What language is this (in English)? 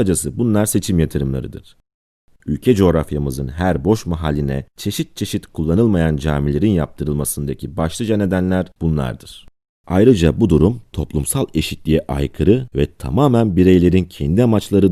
Turkish